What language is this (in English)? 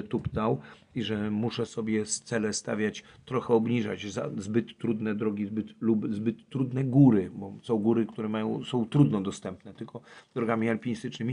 Polish